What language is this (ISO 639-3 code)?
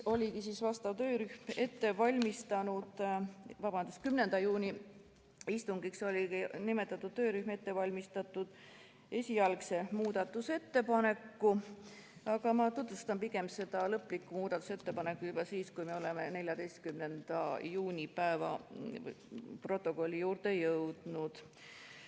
est